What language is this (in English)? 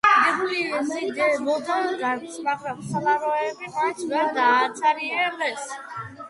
Georgian